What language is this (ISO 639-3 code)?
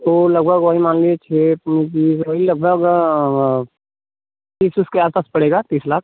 hin